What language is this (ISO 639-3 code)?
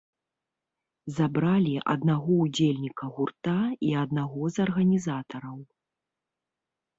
bel